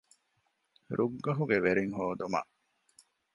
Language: Divehi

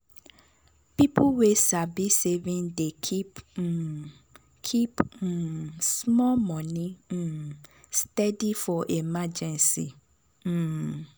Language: Nigerian Pidgin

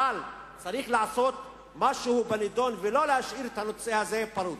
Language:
Hebrew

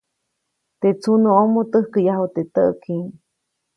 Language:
Copainalá Zoque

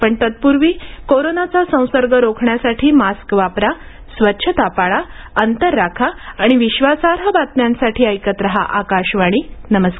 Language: Marathi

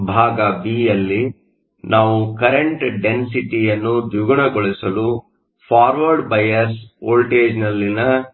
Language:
Kannada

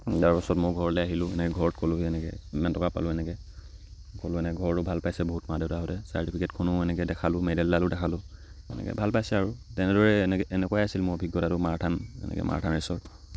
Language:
Assamese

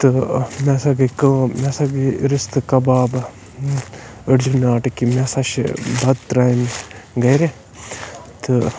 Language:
Kashmiri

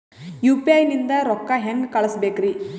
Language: Kannada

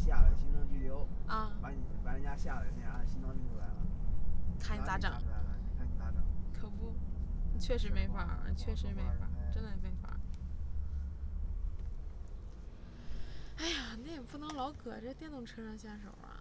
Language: Chinese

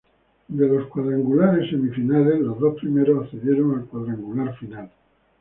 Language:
Spanish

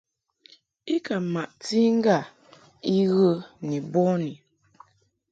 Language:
Mungaka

